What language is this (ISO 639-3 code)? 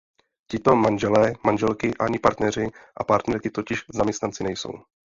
ces